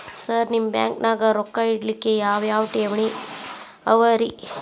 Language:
Kannada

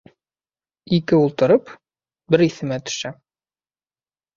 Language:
Bashkir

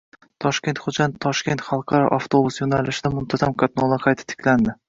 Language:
Uzbek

